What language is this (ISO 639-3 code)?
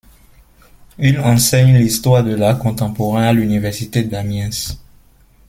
fra